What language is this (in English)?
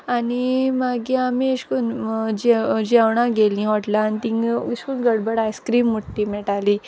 Konkani